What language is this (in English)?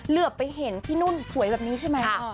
Thai